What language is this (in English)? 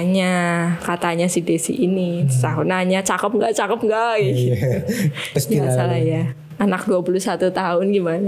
Indonesian